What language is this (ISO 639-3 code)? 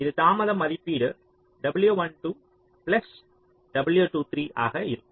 tam